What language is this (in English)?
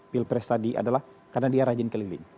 Indonesian